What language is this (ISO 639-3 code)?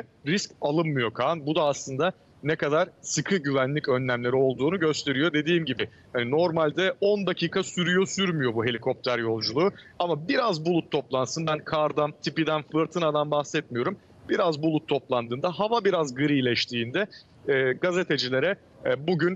tur